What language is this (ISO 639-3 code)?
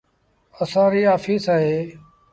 sbn